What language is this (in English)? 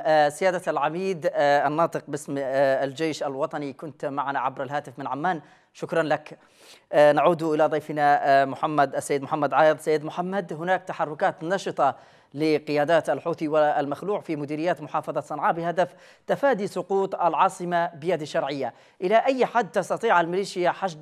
Arabic